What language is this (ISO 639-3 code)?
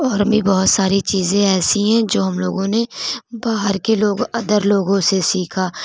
urd